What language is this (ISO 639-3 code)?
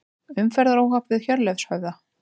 isl